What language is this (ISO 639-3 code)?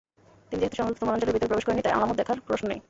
ben